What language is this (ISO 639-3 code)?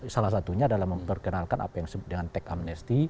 ind